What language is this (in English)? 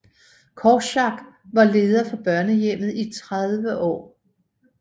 Danish